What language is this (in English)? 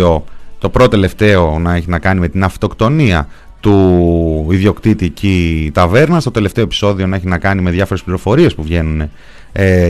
Greek